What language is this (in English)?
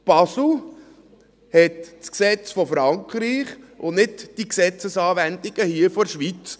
Swiss German